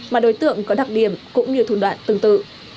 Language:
Vietnamese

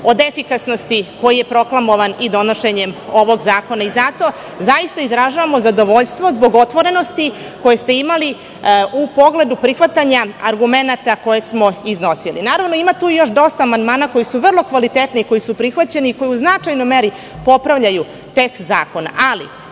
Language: Serbian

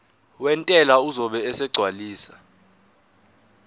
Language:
Zulu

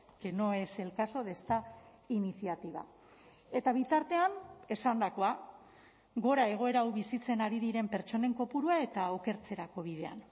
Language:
Basque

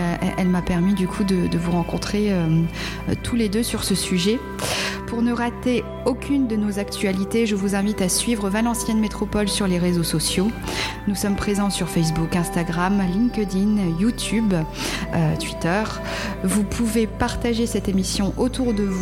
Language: French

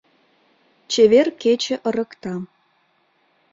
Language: Mari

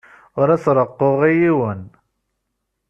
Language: Kabyle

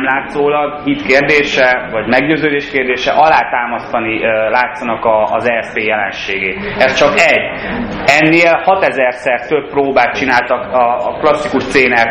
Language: Hungarian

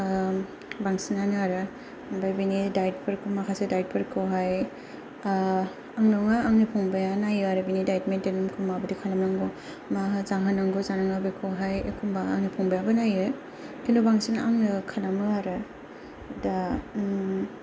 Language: Bodo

